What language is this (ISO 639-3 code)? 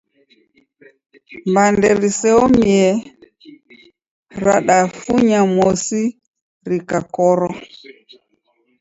dav